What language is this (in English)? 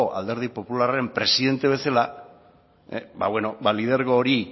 Basque